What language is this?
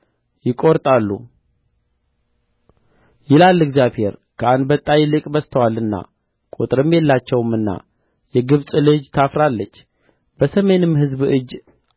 Amharic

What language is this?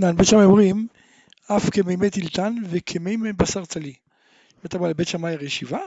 Hebrew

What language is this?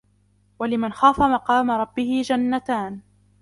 Arabic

